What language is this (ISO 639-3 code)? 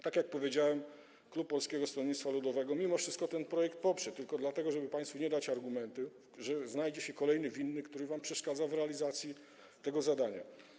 pol